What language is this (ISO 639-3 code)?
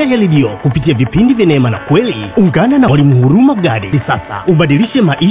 swa